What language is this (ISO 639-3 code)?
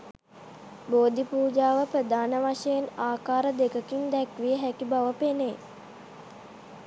sin